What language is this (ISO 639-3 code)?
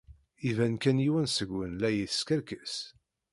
kab